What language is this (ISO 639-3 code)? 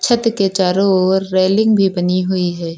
hin